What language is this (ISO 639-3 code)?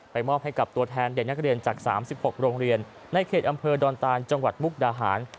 tha